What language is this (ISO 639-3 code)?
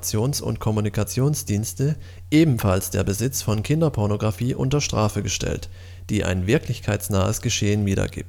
deu